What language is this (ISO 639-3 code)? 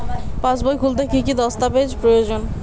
ben